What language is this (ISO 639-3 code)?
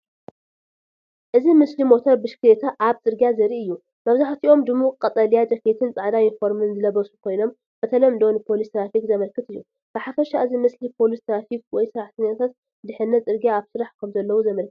tir